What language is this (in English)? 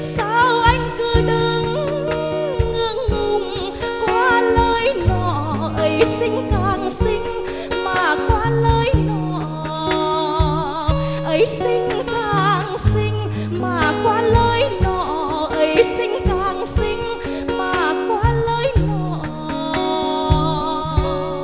Vietnamese